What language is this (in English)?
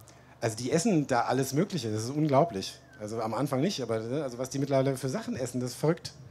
German